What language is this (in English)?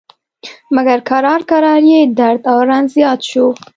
Pashto